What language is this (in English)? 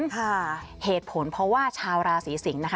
Thai